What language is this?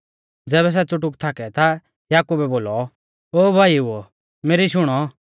Mahasu Pahari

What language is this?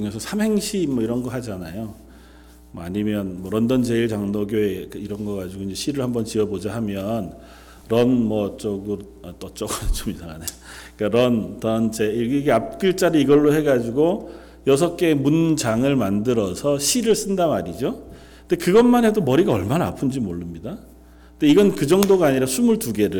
Korean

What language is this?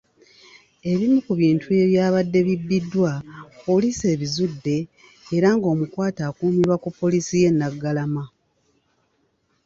Ganda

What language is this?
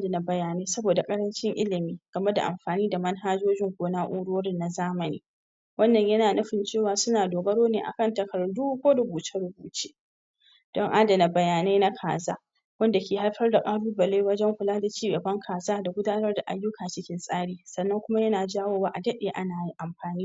Hausa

